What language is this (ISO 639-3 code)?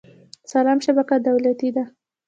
pus